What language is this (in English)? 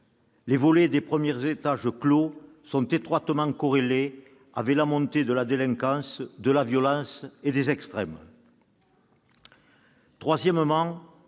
French